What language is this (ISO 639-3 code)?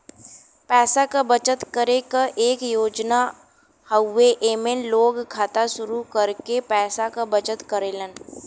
bho